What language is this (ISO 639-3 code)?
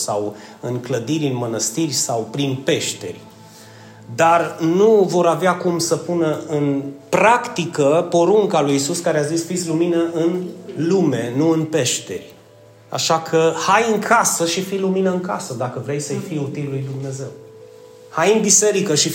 ron